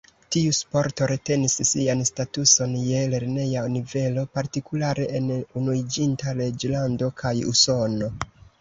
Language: Esperanto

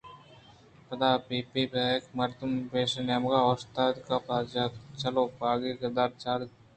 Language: Eastern Balochi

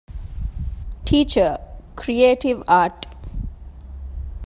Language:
Divehi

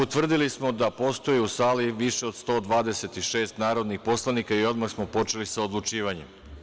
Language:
Serbian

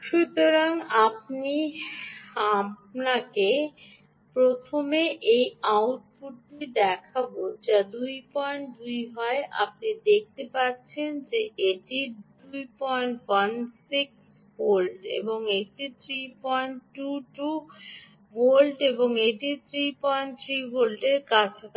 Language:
Bangla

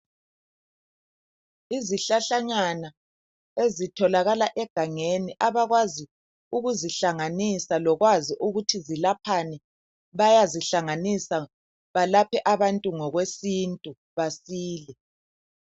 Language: North Ndebele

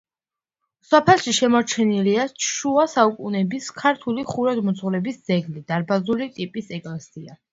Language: Georgian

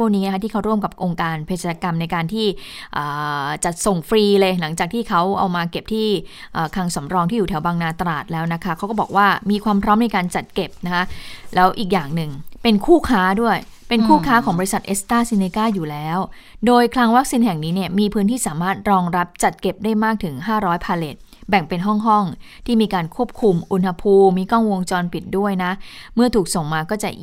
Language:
Thai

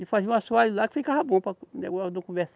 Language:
Portuguese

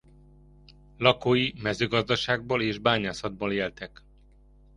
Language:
Hungarian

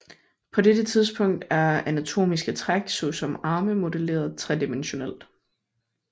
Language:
Danish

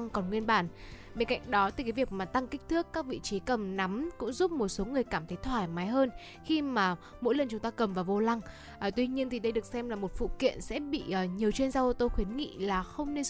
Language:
Vietnamese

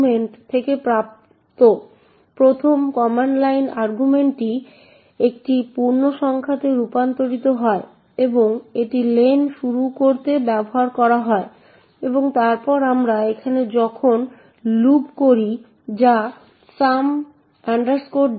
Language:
Bangla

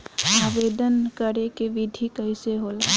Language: Bhojpuri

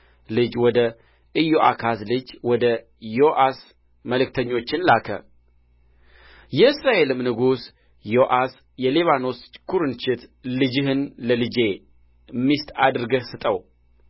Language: Amharic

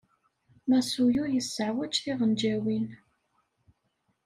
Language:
Kabyle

